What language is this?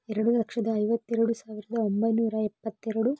Kannada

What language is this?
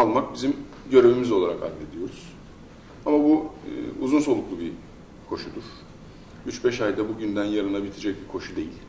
Turkish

